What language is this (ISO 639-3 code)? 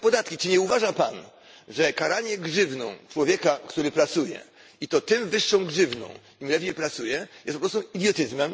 pol